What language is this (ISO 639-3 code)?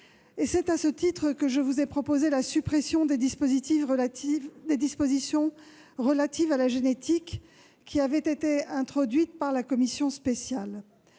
fra